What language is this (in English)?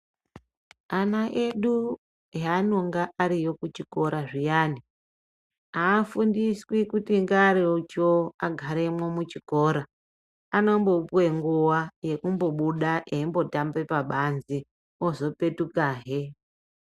Ndau